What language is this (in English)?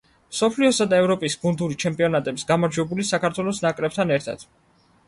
Georgian